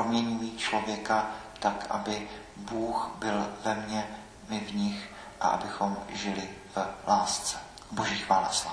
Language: Czech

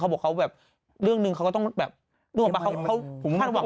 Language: Thai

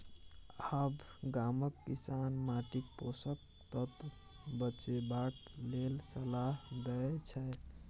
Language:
Maithili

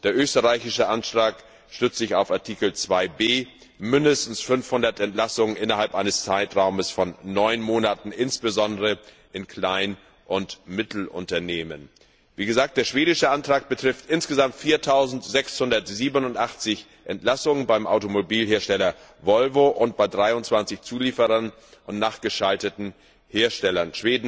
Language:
German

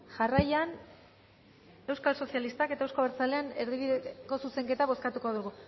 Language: Basque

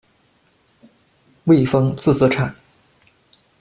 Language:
Chinese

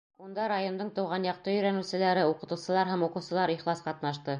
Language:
Bashkir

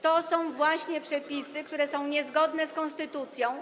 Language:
Polish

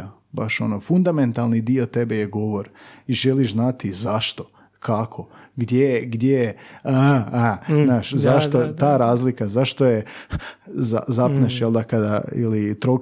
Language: Croatian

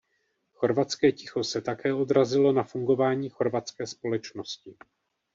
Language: Czech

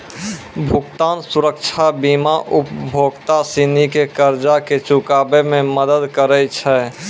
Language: Maithili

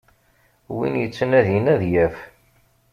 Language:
Kabyle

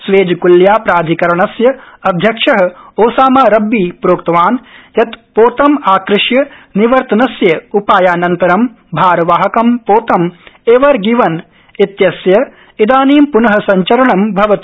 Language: Sanskrit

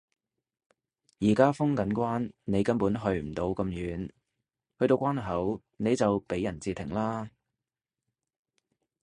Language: Cantonese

